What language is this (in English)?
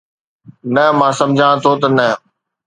Sindhi